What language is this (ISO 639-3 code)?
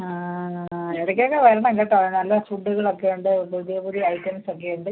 mal